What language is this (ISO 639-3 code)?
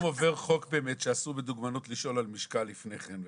heb